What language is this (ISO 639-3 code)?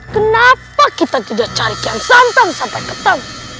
ind